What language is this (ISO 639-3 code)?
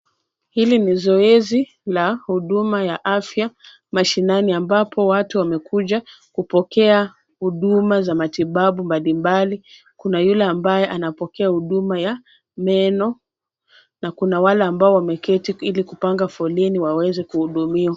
swa